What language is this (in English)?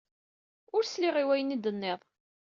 Kabyle